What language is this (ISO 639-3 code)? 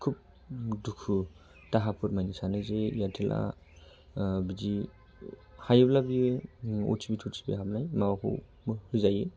brx